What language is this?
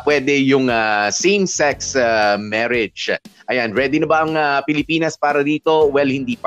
Filipino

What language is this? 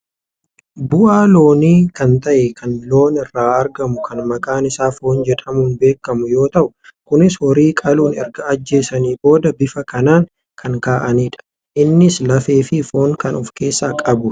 Oromo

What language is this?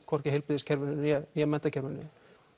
Icelandic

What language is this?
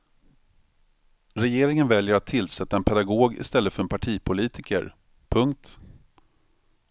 Swedish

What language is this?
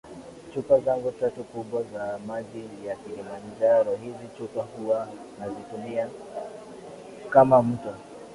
Swahili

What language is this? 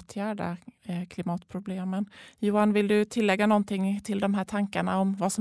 Swedish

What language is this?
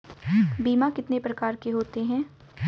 Hindi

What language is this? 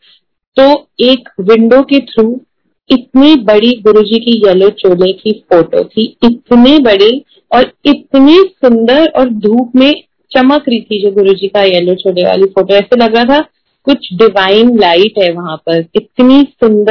Hindi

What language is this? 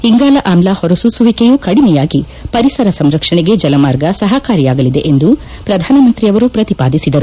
Kannada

